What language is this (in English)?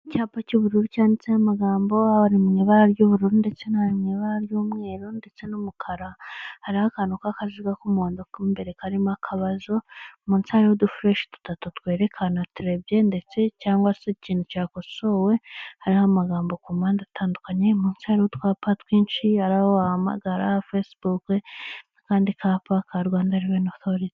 Kinyarwanda